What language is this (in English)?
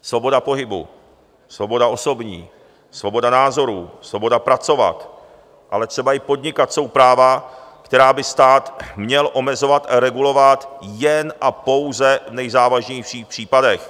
Czech